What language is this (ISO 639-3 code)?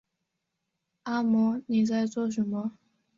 zho